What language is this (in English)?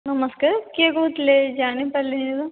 Odia